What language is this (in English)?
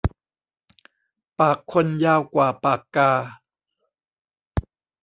Thai